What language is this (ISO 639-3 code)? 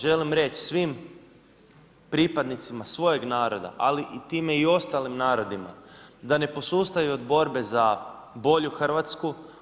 hrv